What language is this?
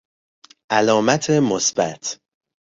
Persian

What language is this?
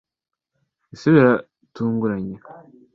Kinyarwanda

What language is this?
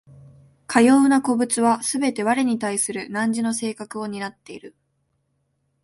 Japanese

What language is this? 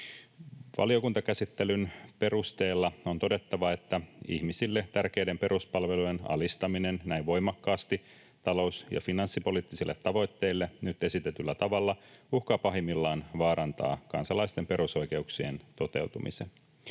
Finnish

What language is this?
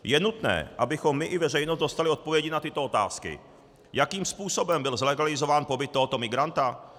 Czech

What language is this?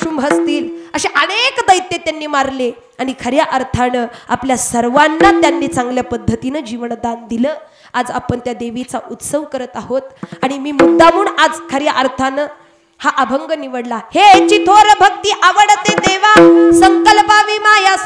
Hindi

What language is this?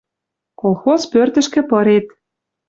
Western Mari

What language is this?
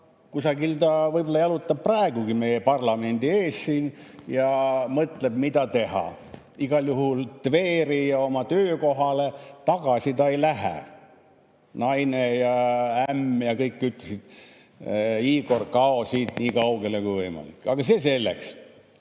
Estonian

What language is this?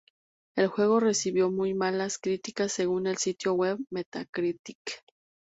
Spanish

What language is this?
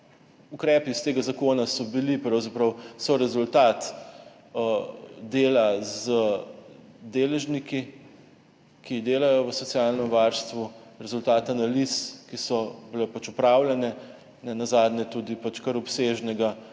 Slovenian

